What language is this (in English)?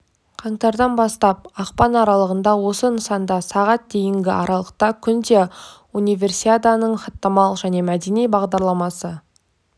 Kazakh